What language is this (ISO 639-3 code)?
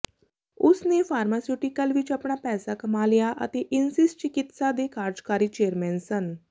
pan